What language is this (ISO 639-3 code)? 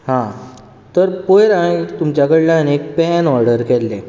kok